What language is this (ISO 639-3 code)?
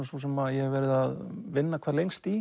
isl